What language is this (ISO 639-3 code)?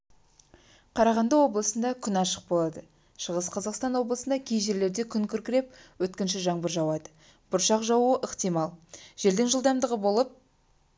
kaz